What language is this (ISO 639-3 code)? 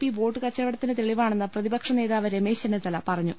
mal